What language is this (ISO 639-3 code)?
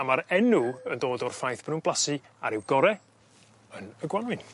cym